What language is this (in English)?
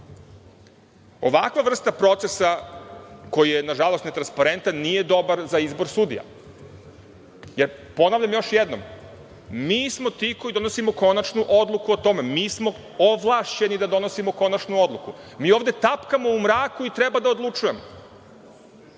Serbian